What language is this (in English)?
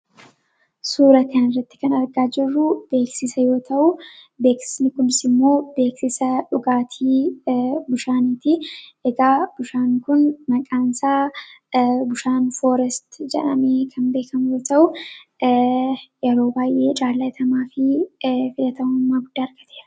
Oromo